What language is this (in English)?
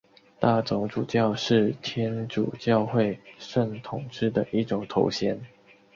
Chinese